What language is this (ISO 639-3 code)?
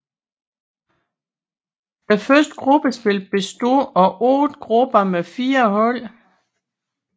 dan